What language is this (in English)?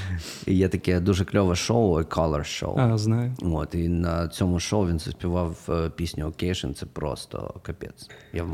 Ukrainian